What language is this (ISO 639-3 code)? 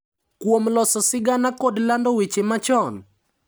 luo